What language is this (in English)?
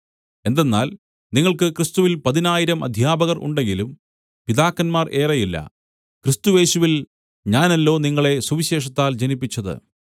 Malayalam